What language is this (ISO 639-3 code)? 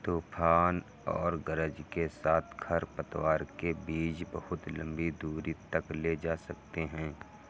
hin